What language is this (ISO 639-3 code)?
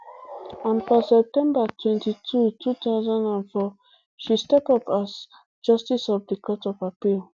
pcm